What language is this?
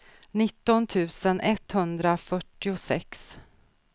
Swedish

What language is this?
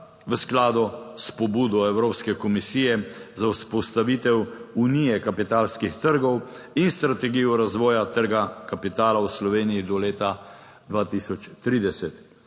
Slovenian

